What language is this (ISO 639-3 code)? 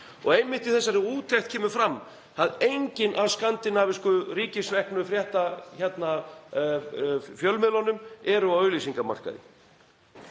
isl